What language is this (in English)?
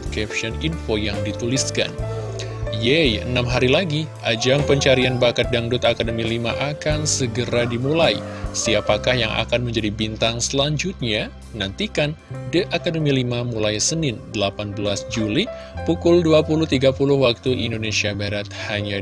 Indonesian